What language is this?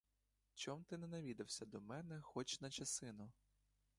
Ukrainian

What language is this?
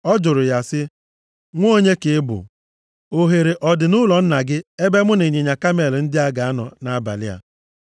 Igbo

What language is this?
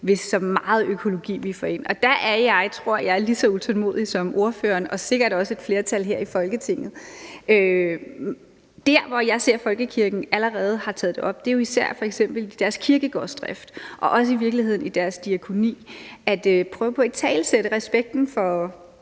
Danish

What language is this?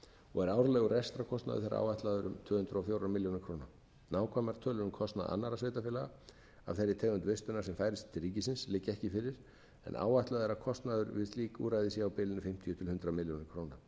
Icelandic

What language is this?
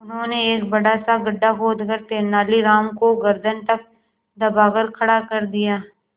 Hindi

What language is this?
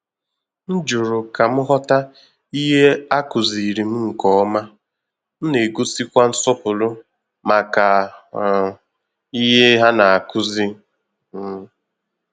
Igbo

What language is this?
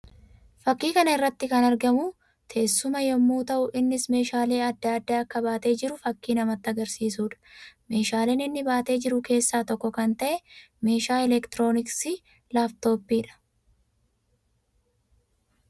Oromo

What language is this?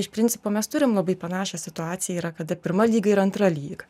Lithuanian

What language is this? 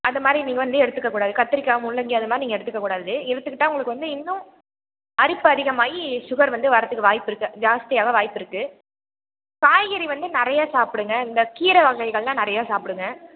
Tamil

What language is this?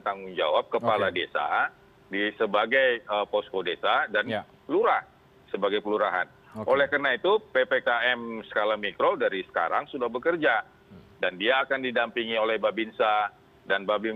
Indonesian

